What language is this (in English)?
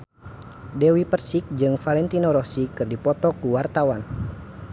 Sundanese